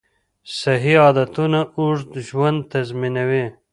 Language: Pashto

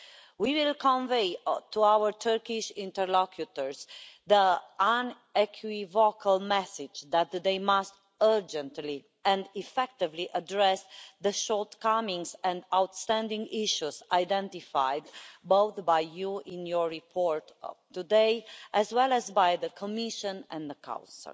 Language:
English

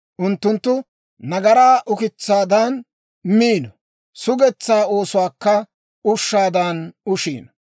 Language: Dawro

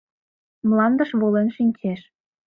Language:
Mari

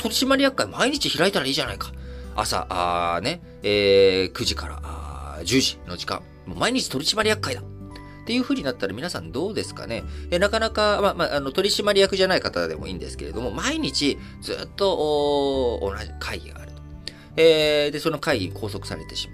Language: Japanese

